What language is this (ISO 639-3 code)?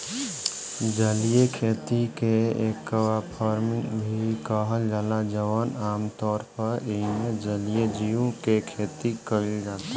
bho